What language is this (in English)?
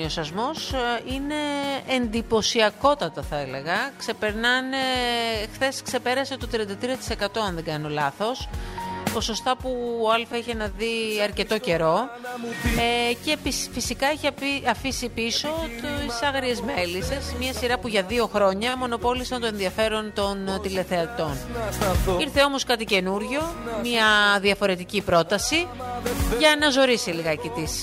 Greek